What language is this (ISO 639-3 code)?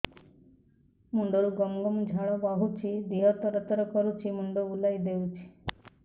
ori